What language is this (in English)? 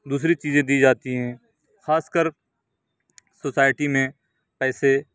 Urdu